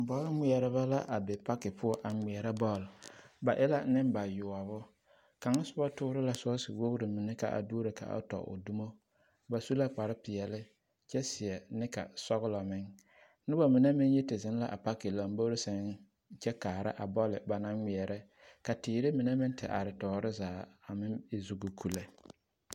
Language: Southern Dagaare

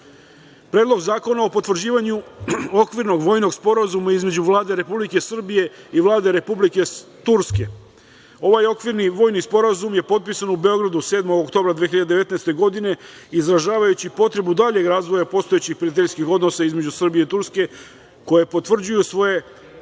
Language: Serbian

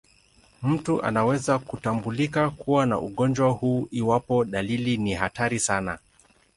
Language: Swahili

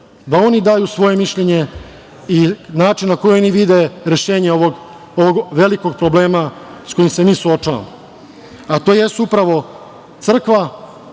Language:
Serbian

